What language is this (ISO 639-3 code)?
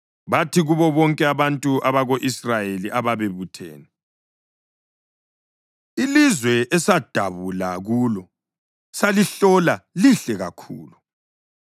nde